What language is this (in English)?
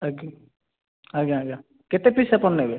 Odia